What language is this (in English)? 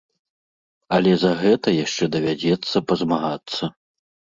Belarusian